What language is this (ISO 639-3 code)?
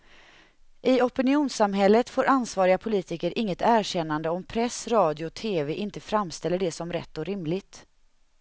swe